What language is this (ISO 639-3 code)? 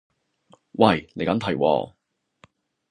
yue